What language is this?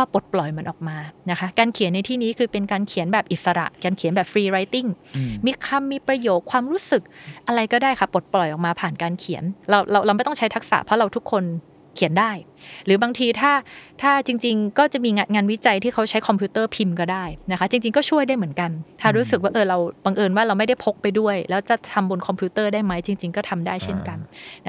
Thai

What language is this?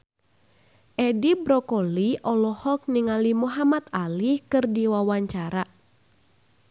Sundanese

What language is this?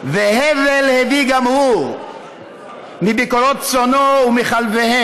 Hebrew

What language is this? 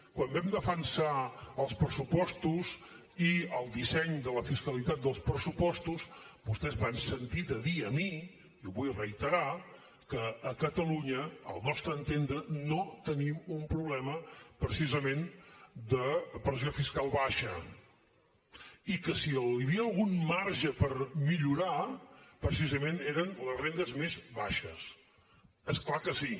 Catalan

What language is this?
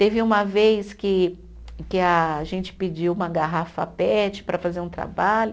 Portuguese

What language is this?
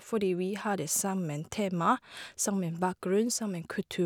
Norwegian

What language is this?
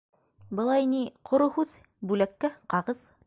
Bashkir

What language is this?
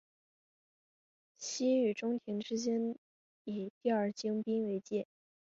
Chinese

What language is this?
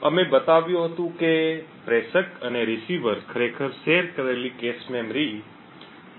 Gujarati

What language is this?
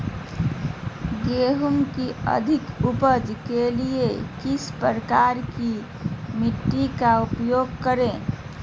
Magahi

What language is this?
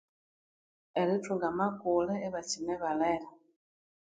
Konzo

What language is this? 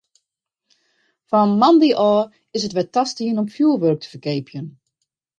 Western Frisian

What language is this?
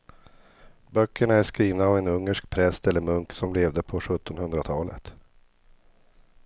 Swedish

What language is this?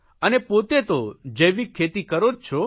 Gujarati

